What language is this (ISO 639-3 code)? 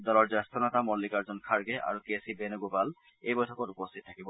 asm